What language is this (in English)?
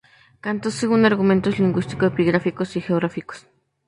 Spanish